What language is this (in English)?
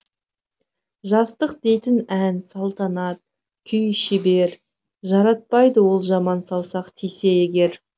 Kazakh